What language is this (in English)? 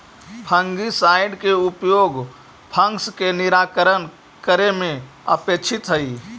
Magahi